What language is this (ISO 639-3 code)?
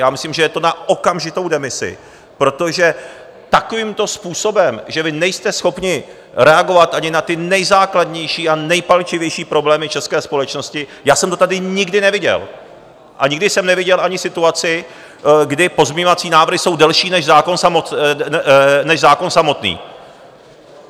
ces